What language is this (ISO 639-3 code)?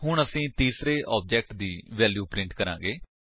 pan